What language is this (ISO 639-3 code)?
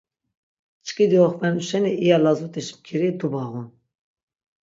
lzz